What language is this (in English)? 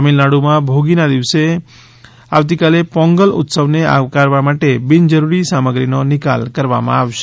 Gujarati